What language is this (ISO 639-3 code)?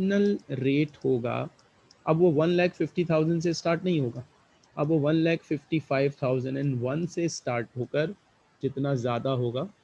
hin